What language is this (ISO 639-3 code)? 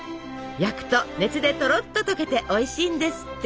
jpn